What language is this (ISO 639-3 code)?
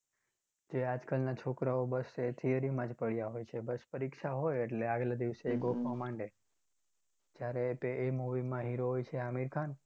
guj